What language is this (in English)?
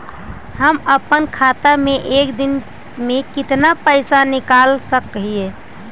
Magahi